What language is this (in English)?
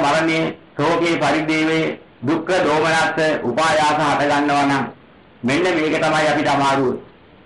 Thai